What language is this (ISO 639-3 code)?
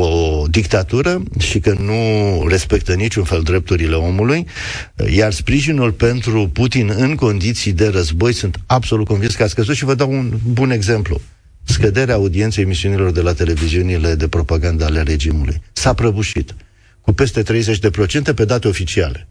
ron